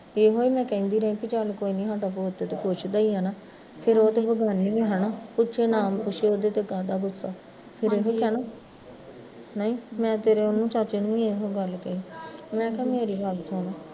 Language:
Punjabi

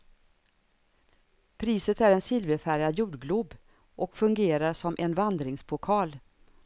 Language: Swedish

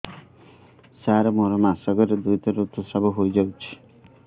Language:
Odia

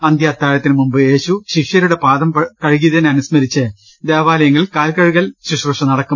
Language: Malayalam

